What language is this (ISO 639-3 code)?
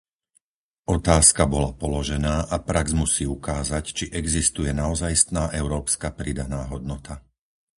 slk